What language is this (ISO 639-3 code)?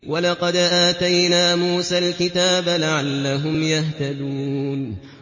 ara